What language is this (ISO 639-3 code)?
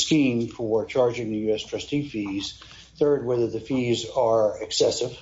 eng